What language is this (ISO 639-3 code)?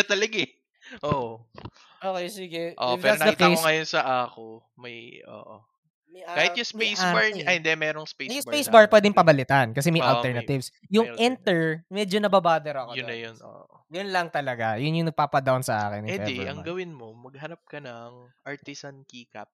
fil